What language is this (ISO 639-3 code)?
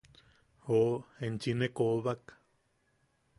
yaq